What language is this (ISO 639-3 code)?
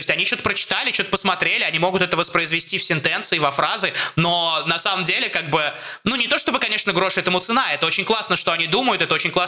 rus